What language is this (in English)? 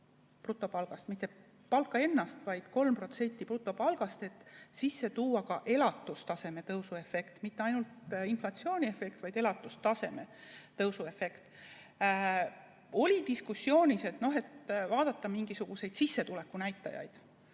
Estonian